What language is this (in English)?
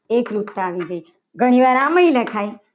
Gujarati